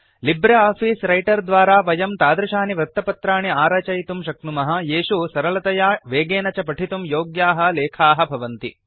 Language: Sanskrit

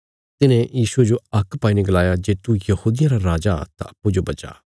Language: Bilaspuri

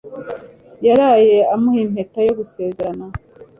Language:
Kinyarwanda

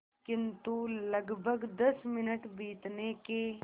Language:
Hindi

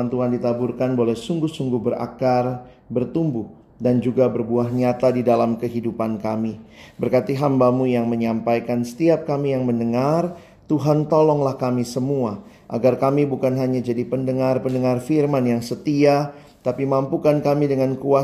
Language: Indonesian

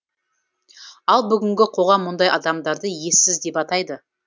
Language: Kazakh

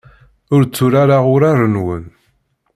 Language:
Kabyle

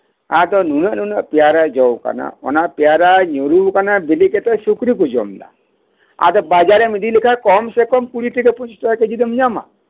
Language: Santali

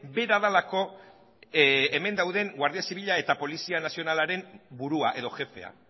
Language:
Basque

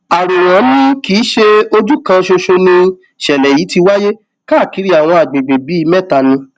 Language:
Yoruba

